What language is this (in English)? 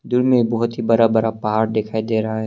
Hindi